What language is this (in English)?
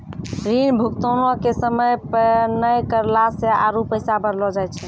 Maithili